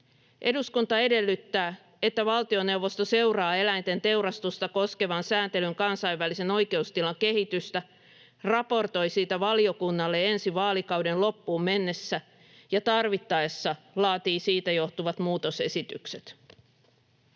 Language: Finnish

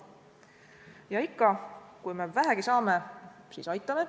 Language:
Estonian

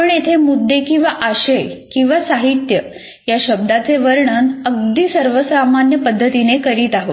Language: Marathi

